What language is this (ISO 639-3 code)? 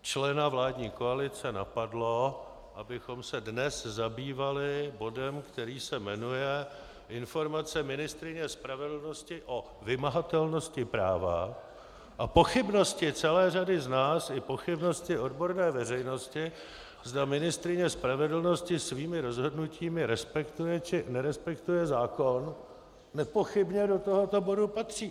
ces